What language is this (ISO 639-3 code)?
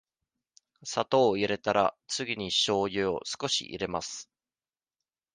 jpn